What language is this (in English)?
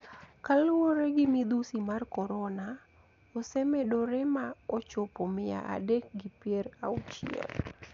Luo (Kenya and Tanzania)